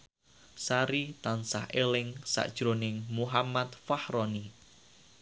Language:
Javanese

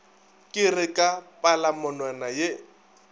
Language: Northern Sotho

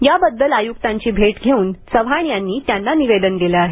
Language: Marathi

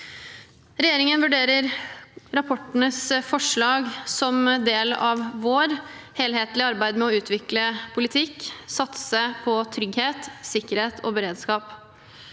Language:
Norwegian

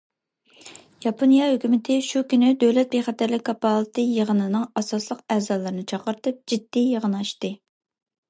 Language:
Uyghur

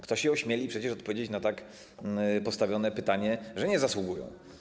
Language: Polish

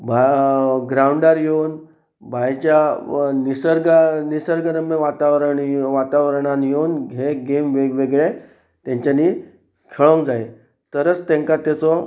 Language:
Konkani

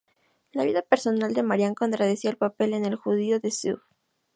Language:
Spanish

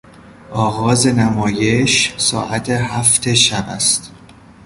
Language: Persian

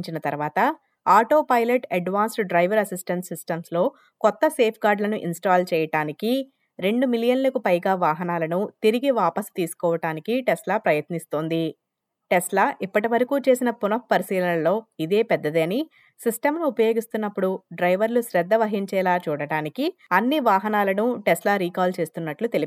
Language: Telugu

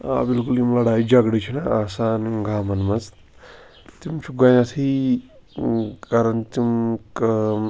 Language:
Kashmiri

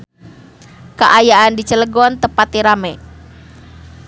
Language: Sundanese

